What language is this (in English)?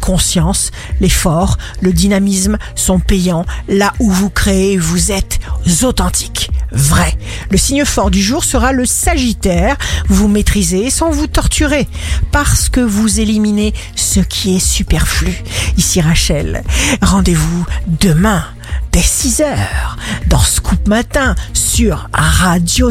French